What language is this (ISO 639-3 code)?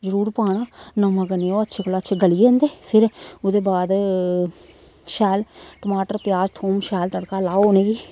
doi